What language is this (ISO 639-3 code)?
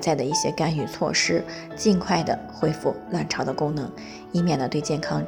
zho